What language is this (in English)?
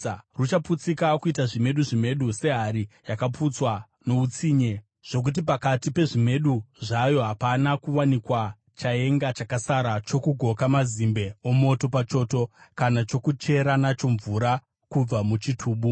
Shona